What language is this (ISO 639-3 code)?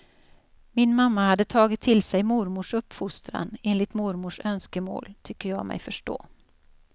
swe